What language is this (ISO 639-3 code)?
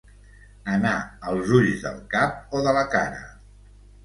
cat